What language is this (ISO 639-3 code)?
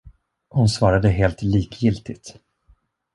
swe